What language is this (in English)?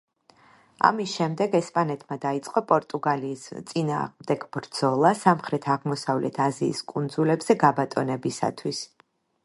Georgian